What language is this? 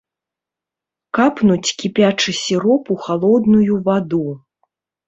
Belarusian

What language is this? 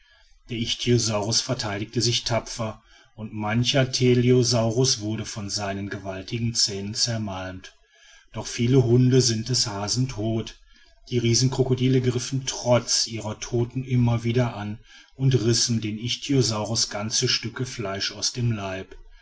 German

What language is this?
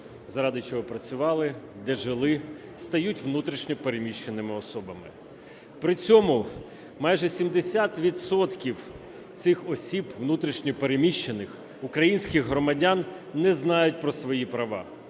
Ukrainian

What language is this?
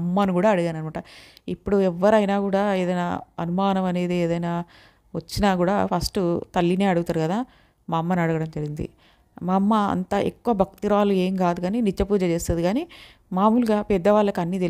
Telugu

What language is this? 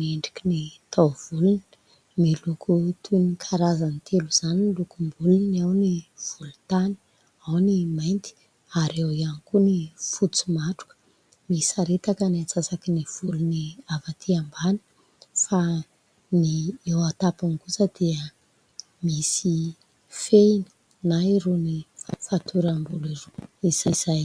Malagasy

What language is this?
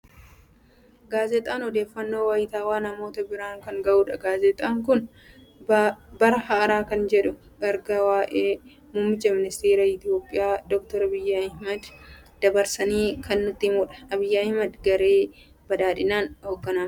Oromo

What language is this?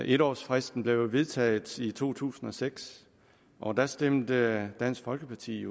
Danish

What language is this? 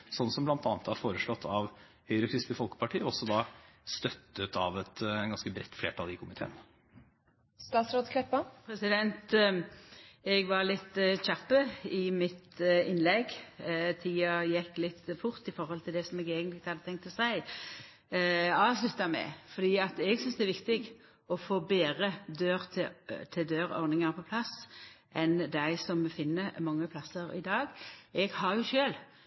Norwegian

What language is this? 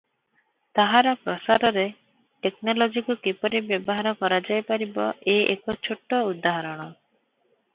Odia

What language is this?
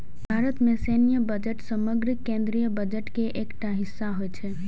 Maithili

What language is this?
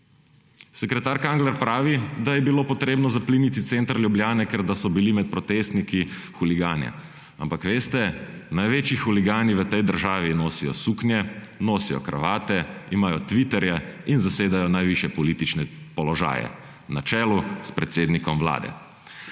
Slovenian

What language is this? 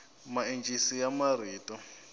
Tsonga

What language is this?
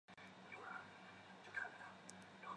Chinese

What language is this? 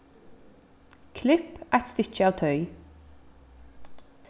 Faroese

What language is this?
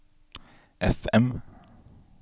Norwegian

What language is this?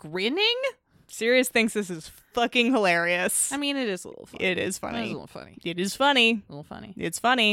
English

